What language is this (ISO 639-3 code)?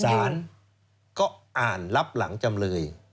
tha